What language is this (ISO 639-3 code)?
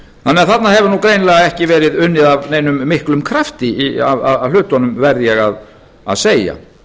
isl